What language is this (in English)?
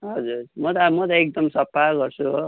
Nepali